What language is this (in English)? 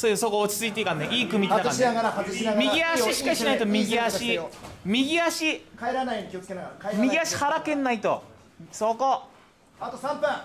Japanese